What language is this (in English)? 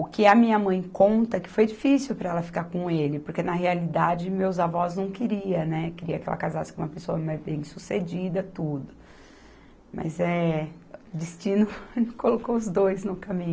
Portuguese